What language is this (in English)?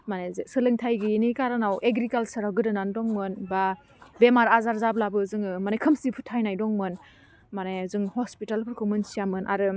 Bodo